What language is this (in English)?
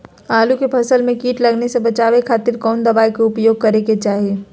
Magahi